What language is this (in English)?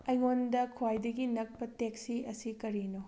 Manipuri